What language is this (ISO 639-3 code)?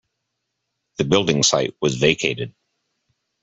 eng